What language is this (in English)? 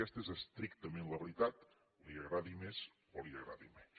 Catalan